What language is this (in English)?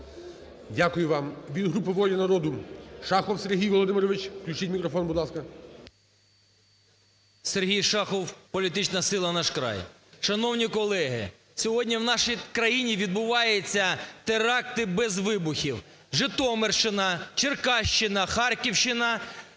Ukrainian